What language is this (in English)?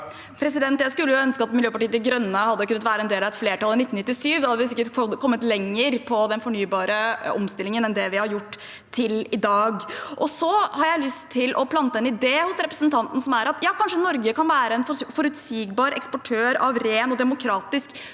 Norwegian